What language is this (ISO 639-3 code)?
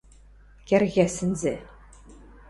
mrj